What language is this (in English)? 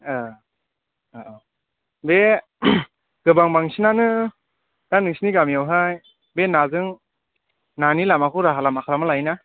Bodo